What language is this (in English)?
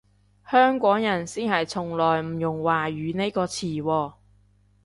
Cantonese